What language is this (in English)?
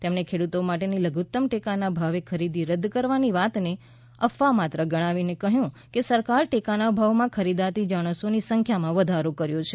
Gujarati